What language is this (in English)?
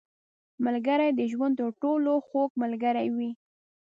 Pashto